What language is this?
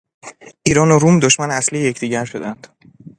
Persian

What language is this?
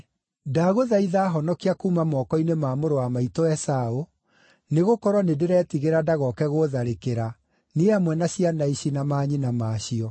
Kikuyu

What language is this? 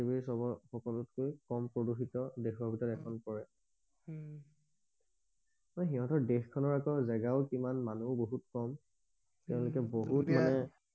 Assamese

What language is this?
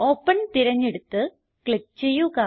Malayalam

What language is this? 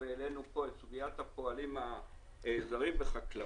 Hebrew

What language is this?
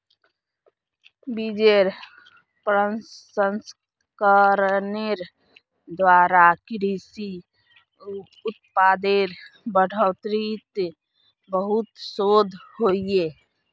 Magahi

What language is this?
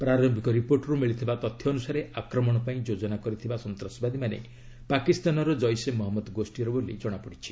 Odia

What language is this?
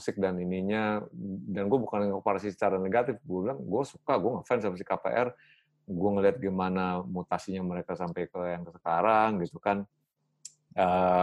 Indonesian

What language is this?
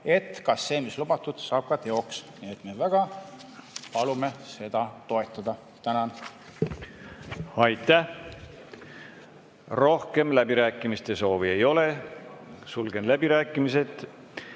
Estonian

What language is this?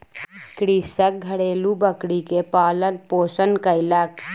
Maithili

